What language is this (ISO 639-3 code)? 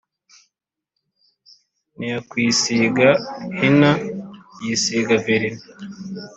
kin